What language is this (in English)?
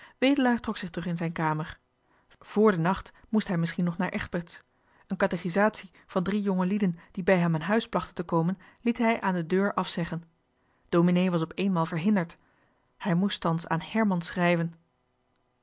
Dutch